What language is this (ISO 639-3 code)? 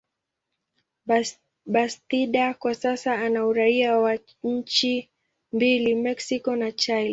swa